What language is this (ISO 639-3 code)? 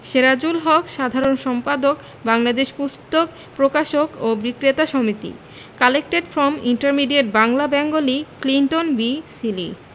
ben